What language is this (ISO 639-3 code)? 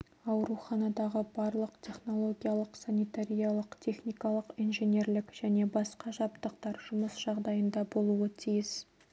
kaz